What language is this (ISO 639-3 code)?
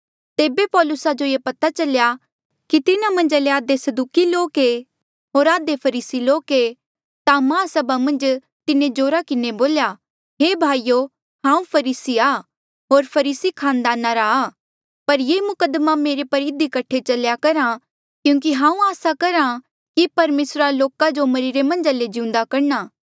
mjl